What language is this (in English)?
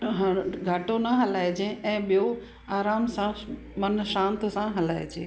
Sindhi